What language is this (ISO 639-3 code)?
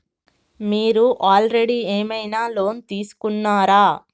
tel